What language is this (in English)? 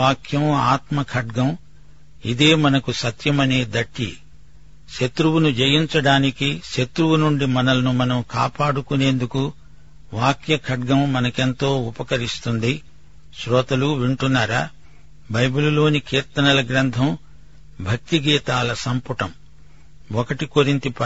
Telugu